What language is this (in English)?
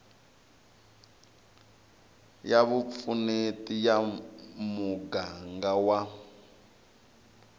Tsonga